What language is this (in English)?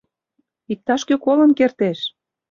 Mari